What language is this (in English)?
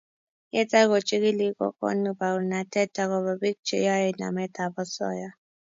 Kalenjin